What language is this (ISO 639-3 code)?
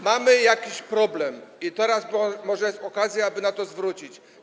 pol